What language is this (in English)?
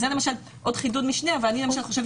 Hebrew